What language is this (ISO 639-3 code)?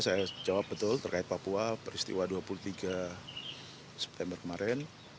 ind